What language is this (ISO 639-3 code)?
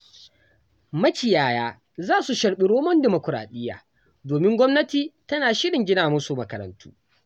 hau